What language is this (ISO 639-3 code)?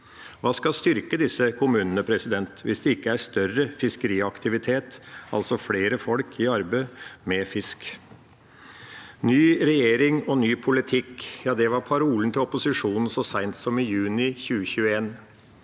nor